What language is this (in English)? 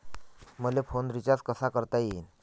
Marathi